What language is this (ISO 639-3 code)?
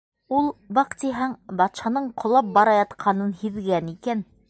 bak